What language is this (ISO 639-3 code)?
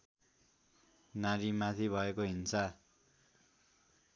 nep